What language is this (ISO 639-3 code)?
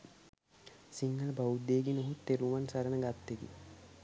sin